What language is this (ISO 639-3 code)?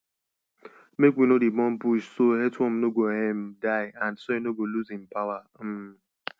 pcm